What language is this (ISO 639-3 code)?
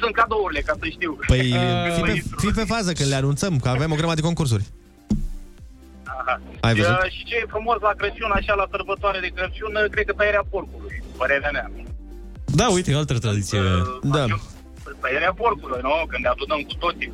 ron